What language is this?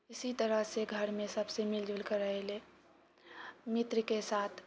Maithili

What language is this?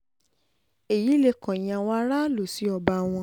Yoruba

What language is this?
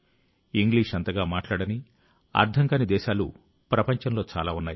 Telugu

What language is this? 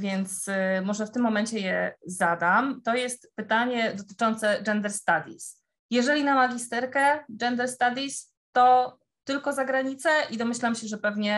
Polish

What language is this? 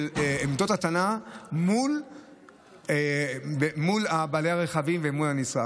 Hebrew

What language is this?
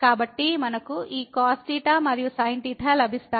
Telugu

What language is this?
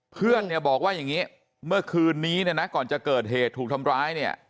Thai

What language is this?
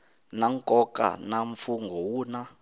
Tsonga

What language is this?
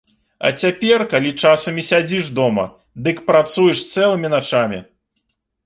Belarusian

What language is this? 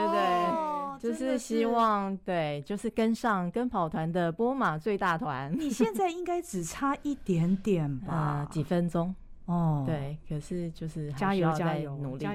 Chinese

